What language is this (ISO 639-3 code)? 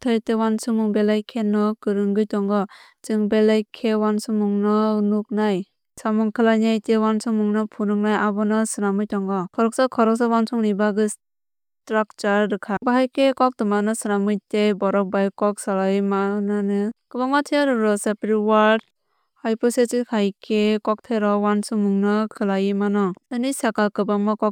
trp